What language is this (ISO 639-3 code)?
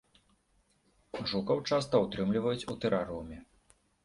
bel